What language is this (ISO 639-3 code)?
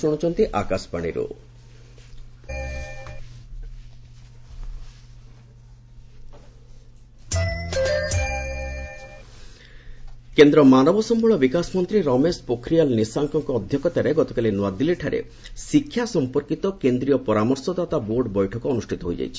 ori